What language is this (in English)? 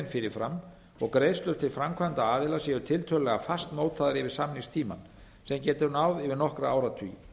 Icelandic